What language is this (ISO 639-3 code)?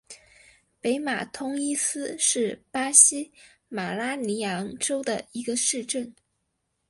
zho